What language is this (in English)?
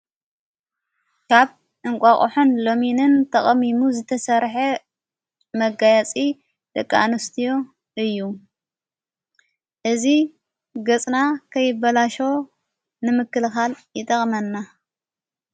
Tigrinya